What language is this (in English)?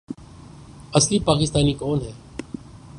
Urdu